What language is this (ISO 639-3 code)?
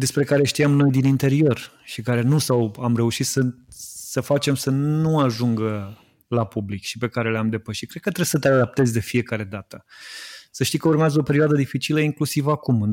ron